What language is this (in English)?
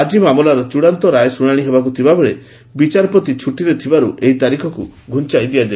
Odia